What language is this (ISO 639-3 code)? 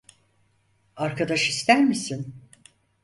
tur